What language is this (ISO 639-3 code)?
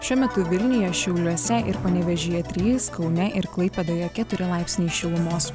lit